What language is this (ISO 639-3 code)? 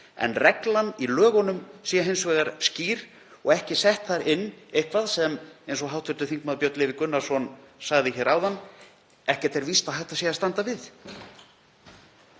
isl